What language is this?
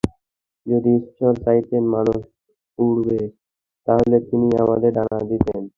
Bangla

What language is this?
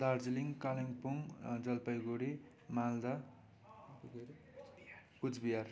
Nepali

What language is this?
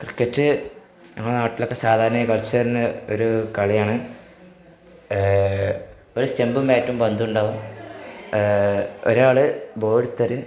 Malayalam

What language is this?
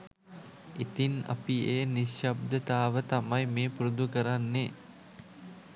Sinhala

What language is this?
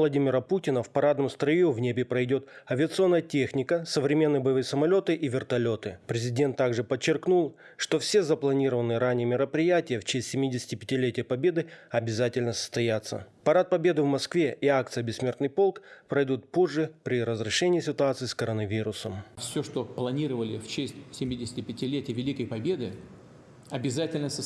Russian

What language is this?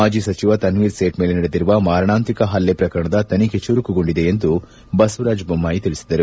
Kannada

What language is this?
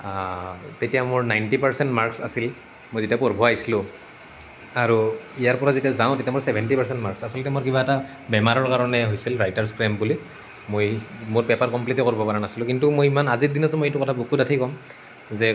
Assamese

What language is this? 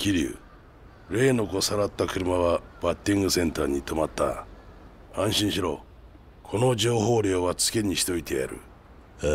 Japanese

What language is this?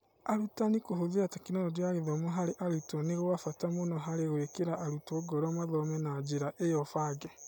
Kikuyu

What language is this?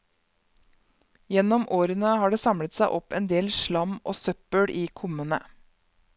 Norwegian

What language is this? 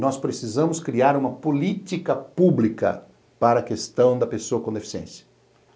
Portuguese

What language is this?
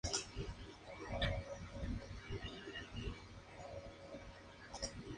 Spanish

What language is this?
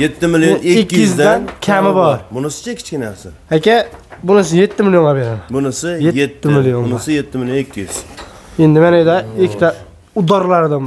Turkish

